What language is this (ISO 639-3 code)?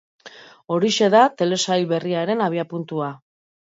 eus